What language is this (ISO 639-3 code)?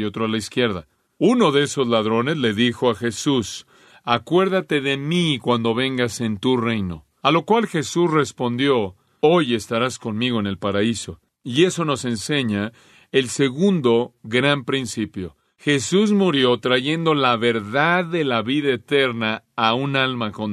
spa